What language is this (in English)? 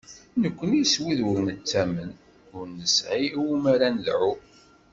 Kabyle